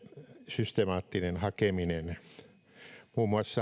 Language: Finnish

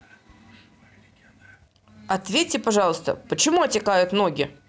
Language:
Russian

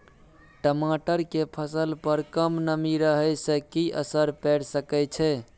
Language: Maithili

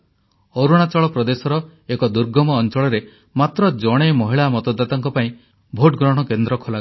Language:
Odia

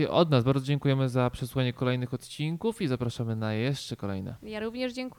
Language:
Polish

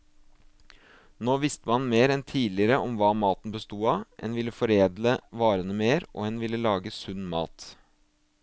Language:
Norwegian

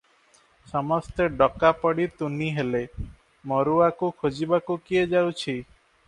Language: Odia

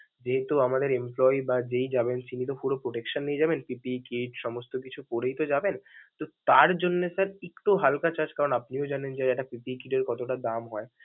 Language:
Bangla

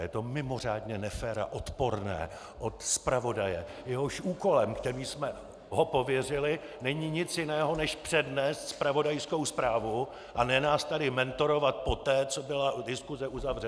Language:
Czech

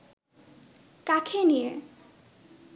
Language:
Bangla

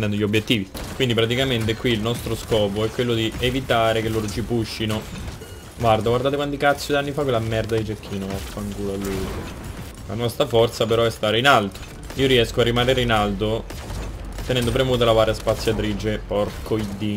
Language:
Italian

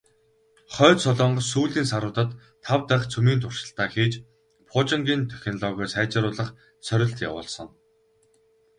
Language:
Mongolian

